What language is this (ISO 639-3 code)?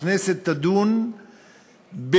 heb